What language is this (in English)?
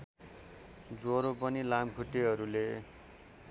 Nepali